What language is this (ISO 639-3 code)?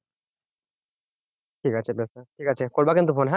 ben